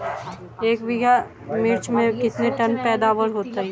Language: Hindi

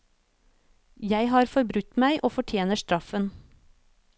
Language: Norwegian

